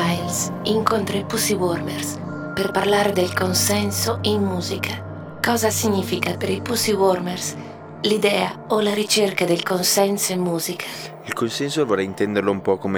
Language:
Italian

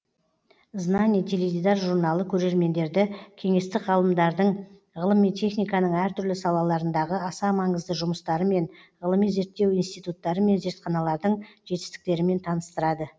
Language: Kazakh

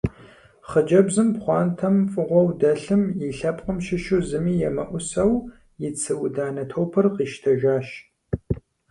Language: Kabardian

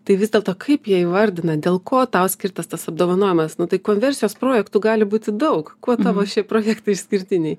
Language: Lithuanian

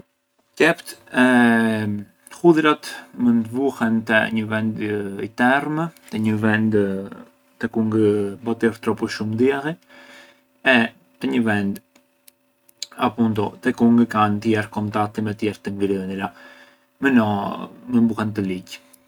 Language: Arbëreshë Albanian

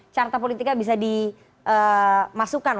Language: Indonesian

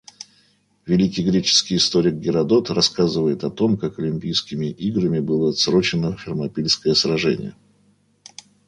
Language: Russian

